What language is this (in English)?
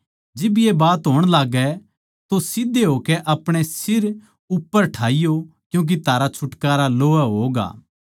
Haryanvi